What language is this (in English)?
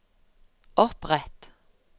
Norwegian